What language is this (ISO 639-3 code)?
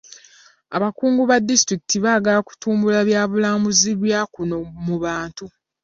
lug